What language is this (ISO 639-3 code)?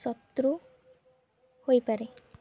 ori